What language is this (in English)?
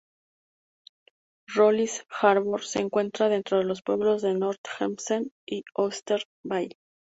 Spanish